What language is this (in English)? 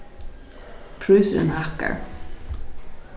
Faroese